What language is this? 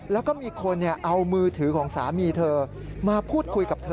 Thai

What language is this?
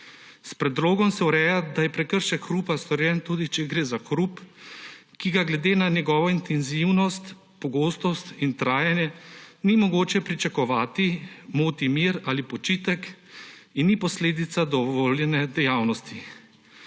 Slovenian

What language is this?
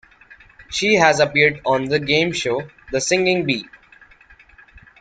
English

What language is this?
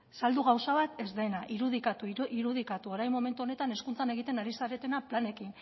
Basque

